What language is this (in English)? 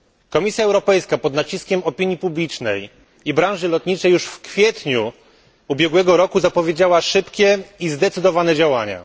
Polish